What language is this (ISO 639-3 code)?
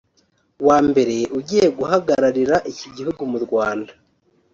kin